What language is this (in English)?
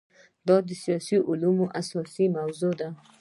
Pashto